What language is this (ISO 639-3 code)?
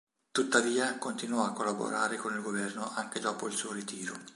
ita